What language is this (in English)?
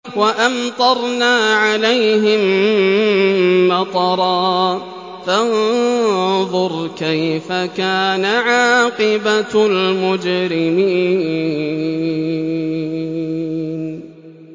Arabic